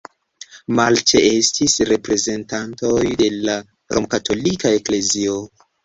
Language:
Esperanto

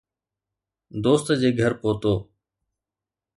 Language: Sindhi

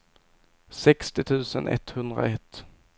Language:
Swedish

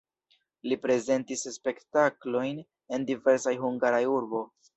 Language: Esperanto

